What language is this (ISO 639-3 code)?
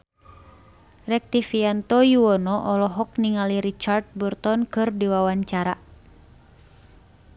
sun